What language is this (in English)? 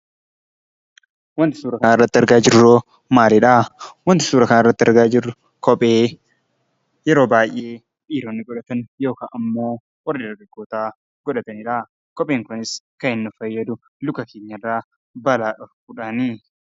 Oromo